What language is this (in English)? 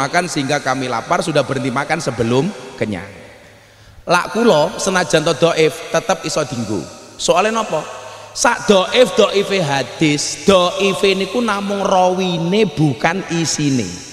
Indonesian